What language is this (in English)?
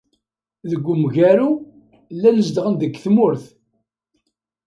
Kabyle